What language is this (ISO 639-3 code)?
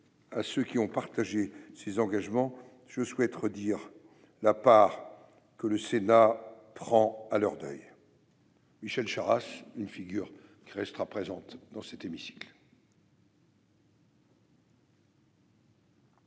fra